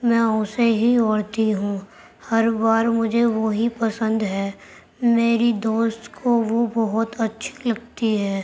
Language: Urdu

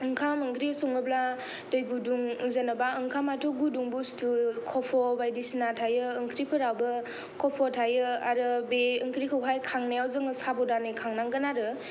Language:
Bodo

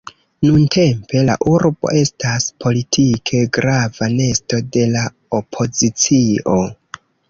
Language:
Esperanto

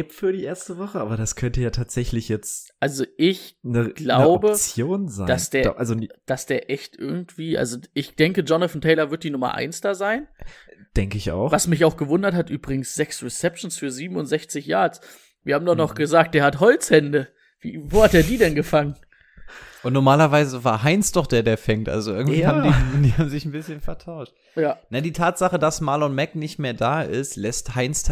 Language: German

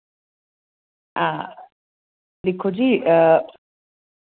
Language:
Dogri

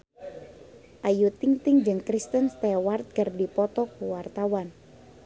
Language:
Sundanese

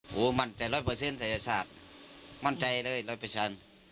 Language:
Thai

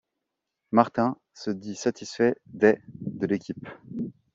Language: French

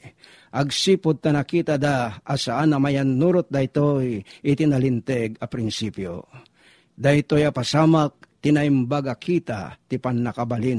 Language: Filipino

